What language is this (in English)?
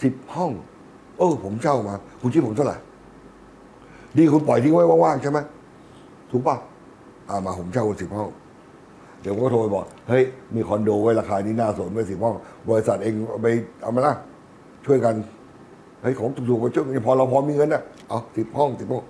Thai